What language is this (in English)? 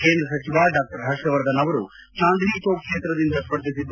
Kannada